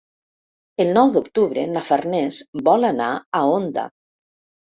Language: Catalan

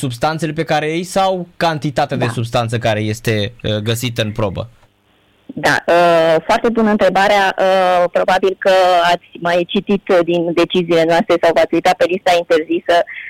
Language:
Romanian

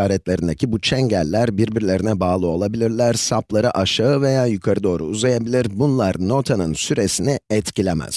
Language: Turkish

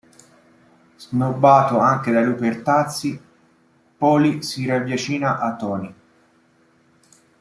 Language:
Italian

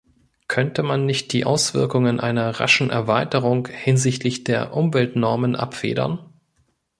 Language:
German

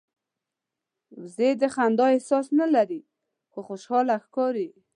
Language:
Pashto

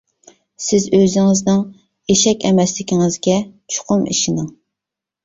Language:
Uyghur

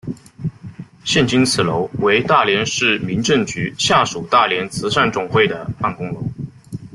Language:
Chinese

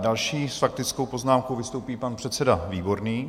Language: Czech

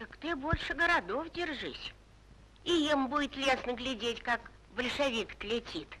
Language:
Russian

